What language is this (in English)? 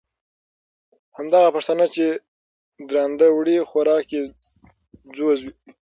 Pashto